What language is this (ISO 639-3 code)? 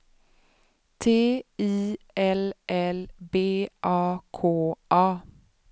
swe